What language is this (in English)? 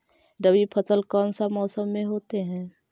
Magahi